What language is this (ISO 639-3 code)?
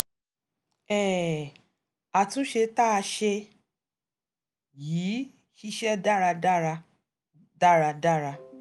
yor